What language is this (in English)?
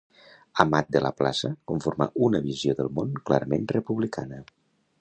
Catalan